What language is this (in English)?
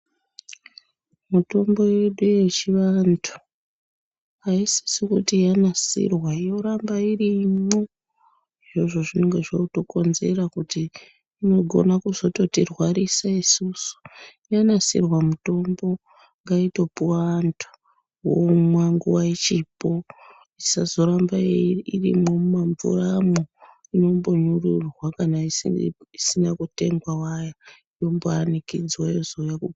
Ndau